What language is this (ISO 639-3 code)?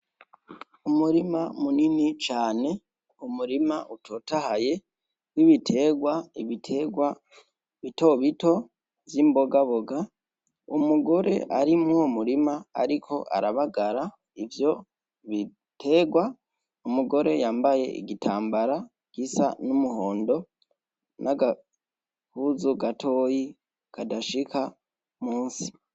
run